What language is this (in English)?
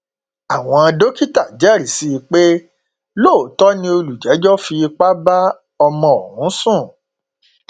Yoruba